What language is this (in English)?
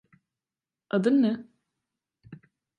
Turkish